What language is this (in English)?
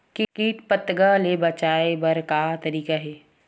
Chhattisgarhi